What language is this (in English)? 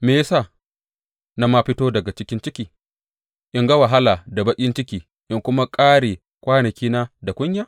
Hausa